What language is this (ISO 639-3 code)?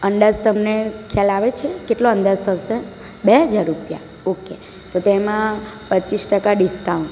guj